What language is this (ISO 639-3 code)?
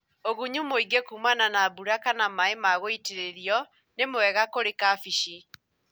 kik